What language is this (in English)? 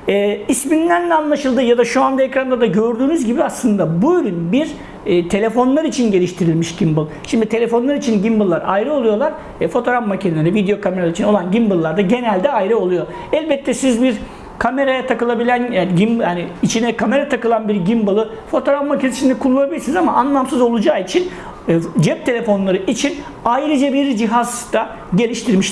Turkish